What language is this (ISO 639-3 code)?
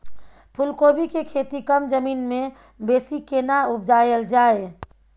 mai